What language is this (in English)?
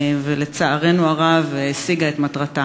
Hebrew